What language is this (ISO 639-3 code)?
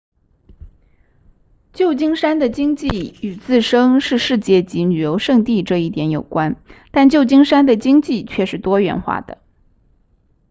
zho